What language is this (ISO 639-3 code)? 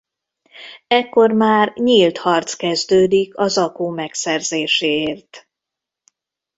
hun